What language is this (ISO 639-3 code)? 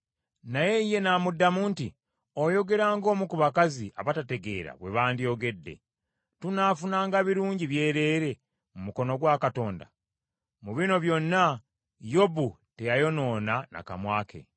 lug